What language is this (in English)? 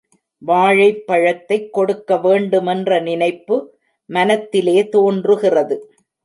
Tamil